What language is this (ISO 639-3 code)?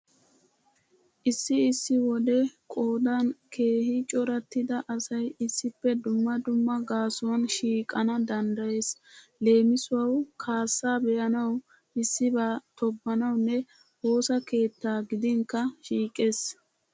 wal